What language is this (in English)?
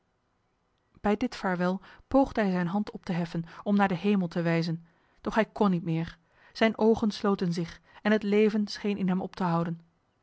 Dutch